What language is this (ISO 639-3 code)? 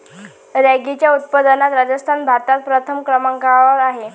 mar